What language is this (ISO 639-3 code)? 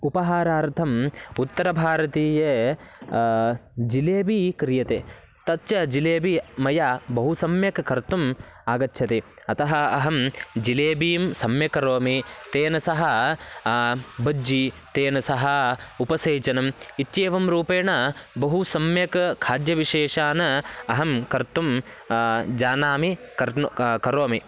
san